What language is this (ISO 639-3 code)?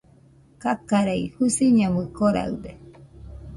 hux